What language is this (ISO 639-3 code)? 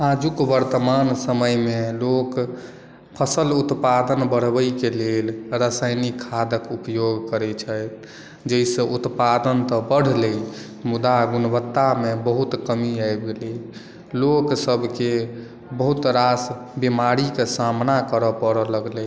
mai